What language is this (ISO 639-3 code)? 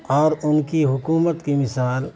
urd